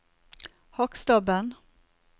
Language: Norwegian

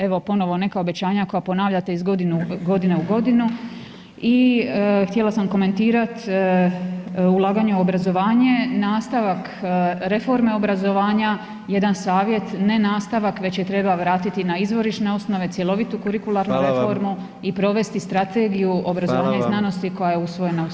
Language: Croatian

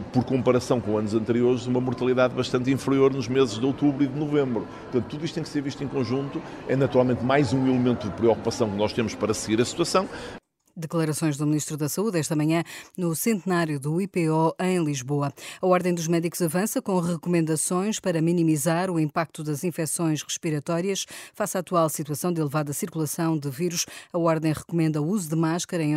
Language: Portuguese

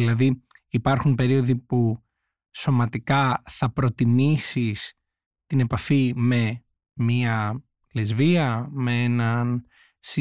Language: Greek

